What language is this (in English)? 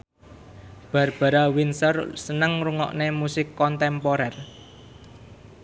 Javanese